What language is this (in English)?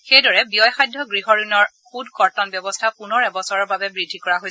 Assamese